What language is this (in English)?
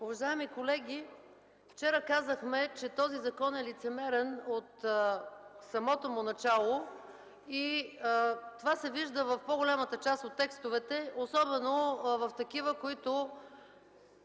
Bulgarian